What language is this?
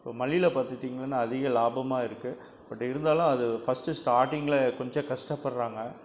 Tamil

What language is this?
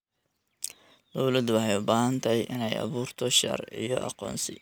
Somali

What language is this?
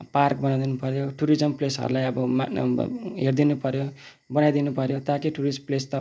Nepali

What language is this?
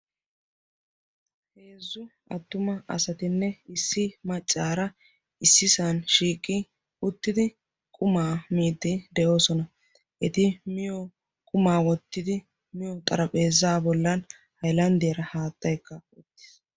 Wolaytta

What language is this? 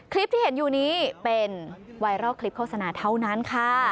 Thai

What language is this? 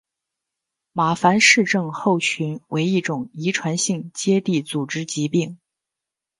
Chinese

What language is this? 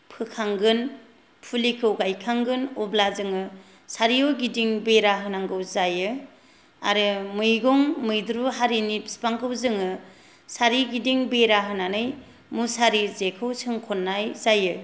Bodo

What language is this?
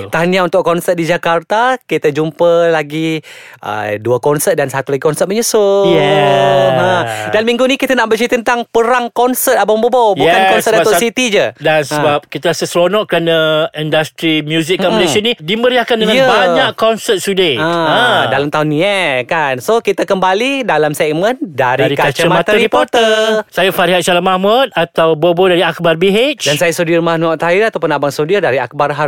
Malay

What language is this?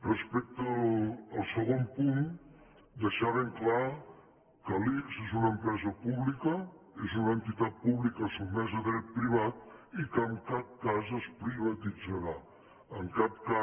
Catalan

